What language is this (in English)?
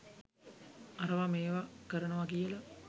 Sinhala